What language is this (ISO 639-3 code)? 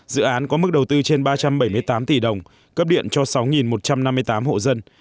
vie